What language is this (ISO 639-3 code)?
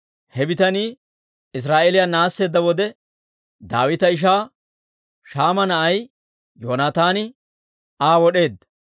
dwr